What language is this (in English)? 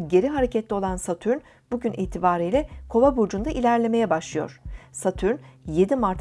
Turkish